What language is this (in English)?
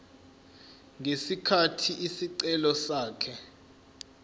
Zulu